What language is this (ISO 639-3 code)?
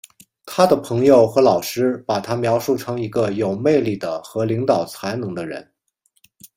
zho